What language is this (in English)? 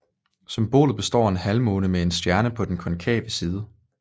Danish